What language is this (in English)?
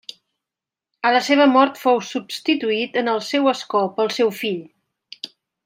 Catalan